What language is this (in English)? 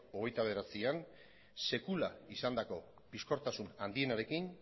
Basque